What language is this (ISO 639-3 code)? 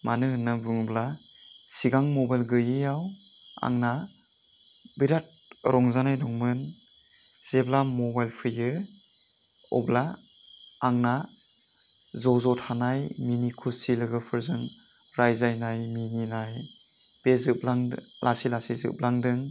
brx